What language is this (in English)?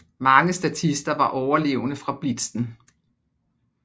Danish